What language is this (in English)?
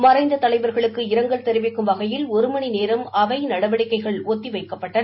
Tamil